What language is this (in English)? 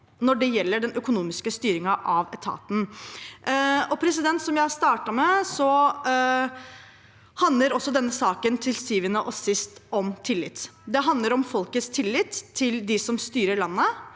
Norwegian